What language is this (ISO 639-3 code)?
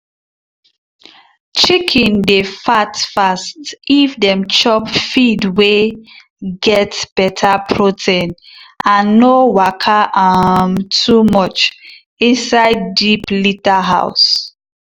pcm